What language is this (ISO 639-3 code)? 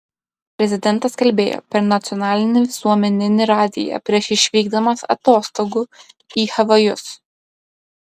lit